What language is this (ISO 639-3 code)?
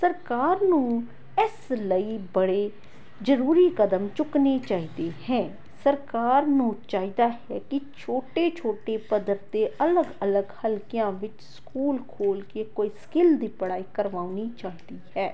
pan